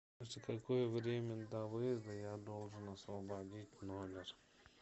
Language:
Russian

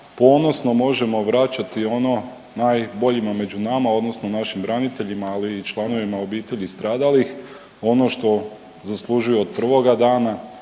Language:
Croatian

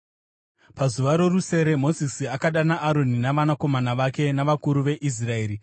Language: Shona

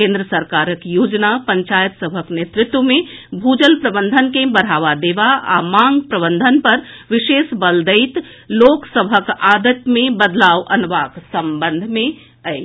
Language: Maithili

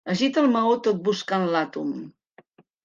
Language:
Catalan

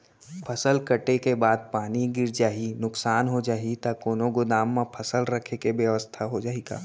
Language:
Chhattisgarhi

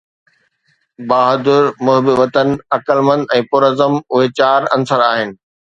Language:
Sindhi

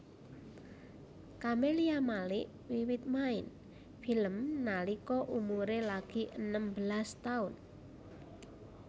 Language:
Javanese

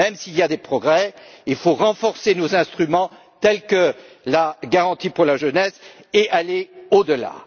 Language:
French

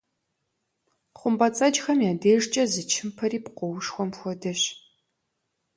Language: Kabardian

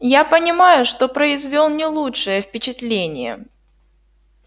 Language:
Russian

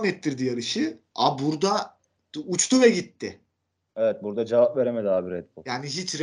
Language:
Turkish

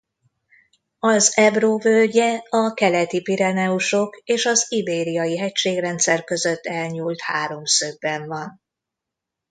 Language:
Hungarian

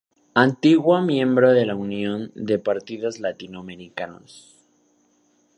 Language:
Spanish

